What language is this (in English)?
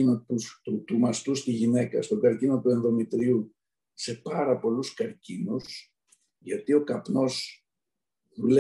Greek